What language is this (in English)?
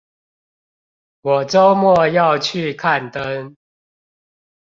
Chinese